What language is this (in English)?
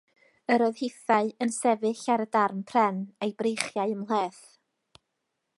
Welsh